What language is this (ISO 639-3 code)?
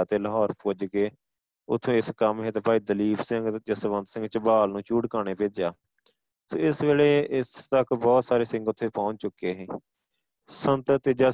pan